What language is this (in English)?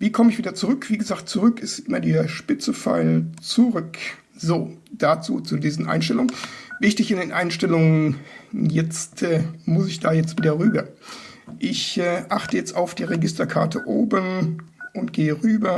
German